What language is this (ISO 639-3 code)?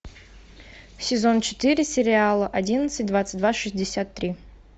rus